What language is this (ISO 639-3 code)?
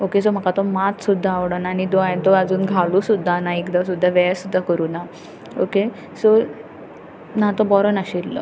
kok